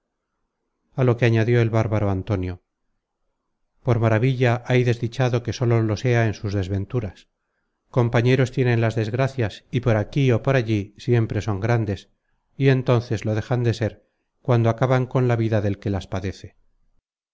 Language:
Spanish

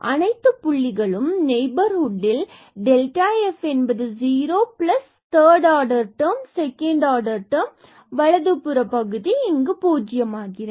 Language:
Tamil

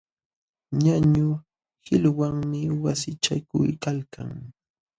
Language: Jauja Wanca Quechua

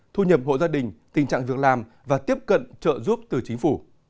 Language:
Vietnamese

